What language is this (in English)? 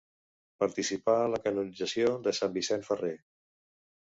Catalan